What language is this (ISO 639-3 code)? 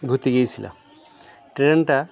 ben